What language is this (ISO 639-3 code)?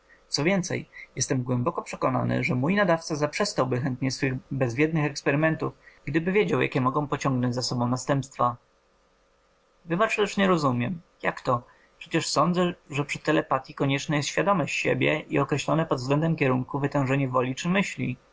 pol